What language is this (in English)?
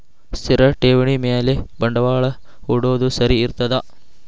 Kannada